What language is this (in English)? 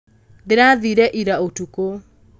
Kikuyu